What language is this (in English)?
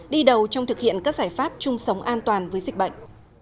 Vietnamese